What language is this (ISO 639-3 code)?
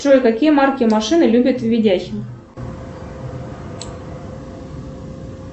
rus